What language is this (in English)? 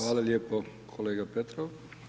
Croatian